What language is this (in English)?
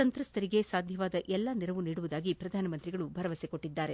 Kannada